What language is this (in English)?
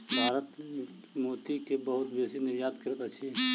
Maithili